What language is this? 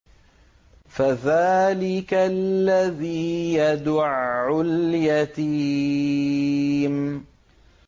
Arabic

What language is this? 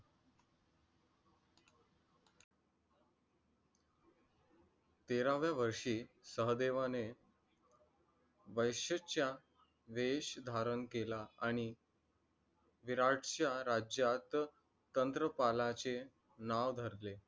Marathi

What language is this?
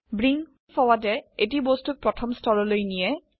Assamese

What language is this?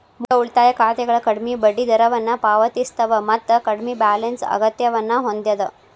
Kannada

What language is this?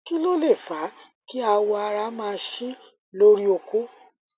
Yoruba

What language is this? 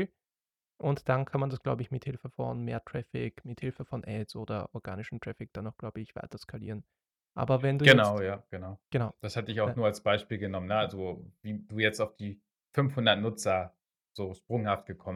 German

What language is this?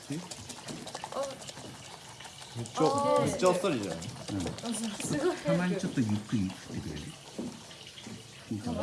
Japanese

